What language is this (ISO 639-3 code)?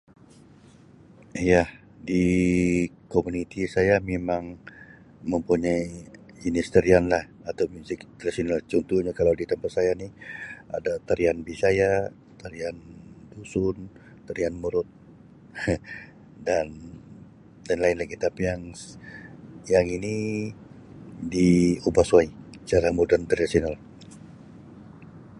msi